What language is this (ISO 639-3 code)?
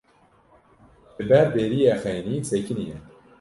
kur